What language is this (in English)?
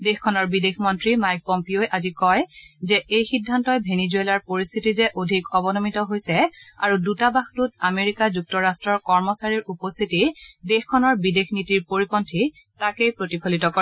Assamese